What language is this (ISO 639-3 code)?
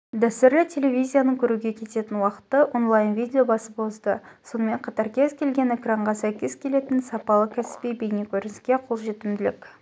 kaz